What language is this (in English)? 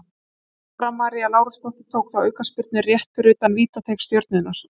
Icelandic